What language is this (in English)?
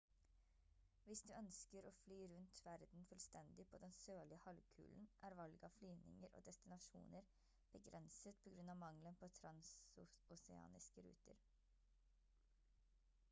Norwegian Bokmål